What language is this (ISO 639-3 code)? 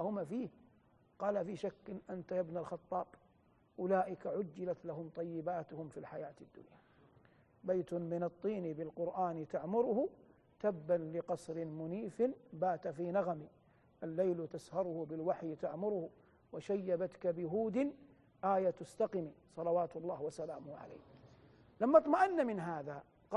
ara